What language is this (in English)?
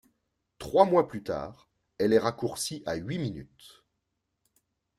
French